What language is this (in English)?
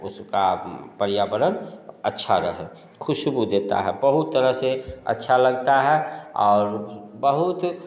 Hindi